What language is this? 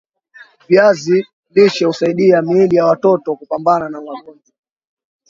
Swahili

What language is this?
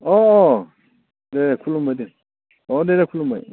Bodo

